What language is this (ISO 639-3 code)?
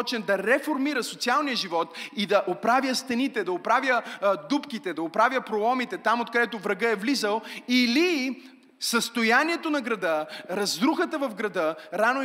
bul